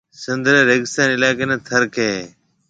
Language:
Marwari (Pakistan)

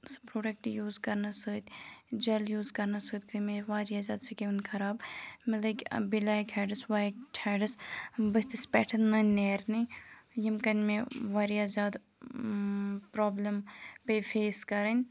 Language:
Kashmiri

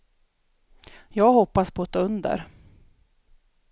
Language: Swedish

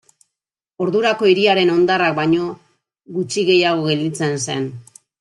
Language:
Basque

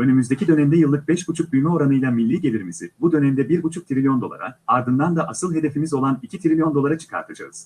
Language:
Turkish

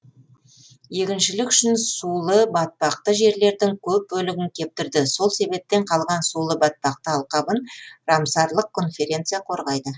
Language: Kazakh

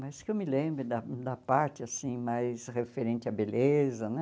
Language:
Portuguese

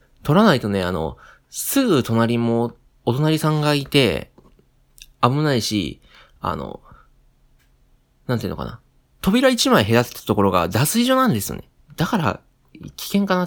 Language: Japanese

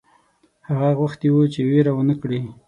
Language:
Pashto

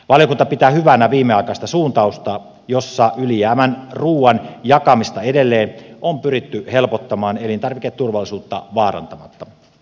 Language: Finnish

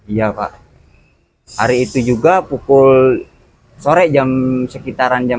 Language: Indonesian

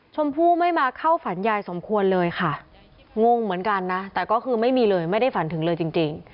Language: Thai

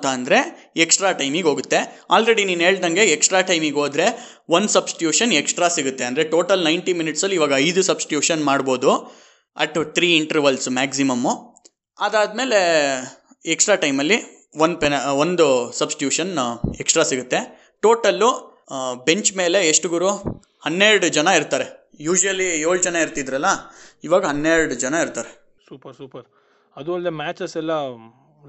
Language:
Kannada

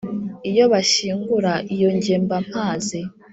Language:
Kinyarwanda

